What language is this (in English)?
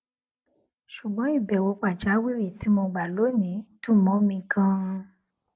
Yoruba